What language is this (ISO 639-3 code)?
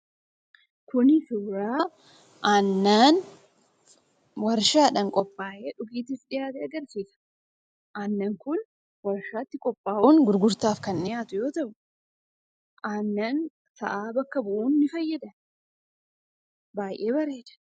orm